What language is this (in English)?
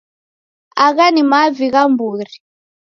Taita